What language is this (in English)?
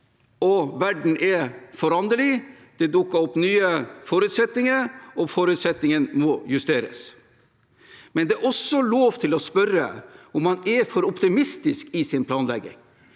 Norwegian